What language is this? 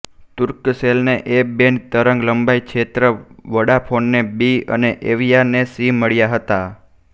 Gujarati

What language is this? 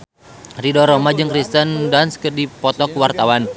Sundanese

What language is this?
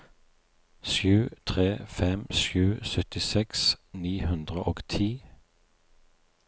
Norwegian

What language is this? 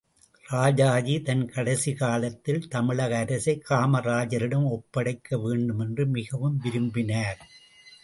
Tamil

